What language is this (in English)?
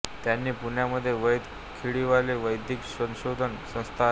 Marathi